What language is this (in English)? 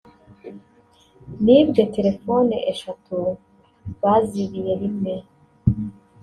Kinyarwanda